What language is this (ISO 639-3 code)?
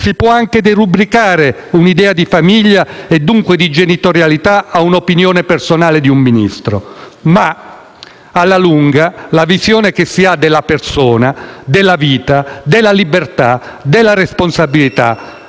ita